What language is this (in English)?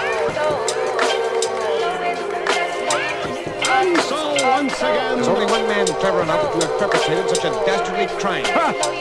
Spanish